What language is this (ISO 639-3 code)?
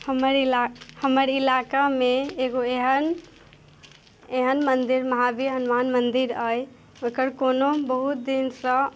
mai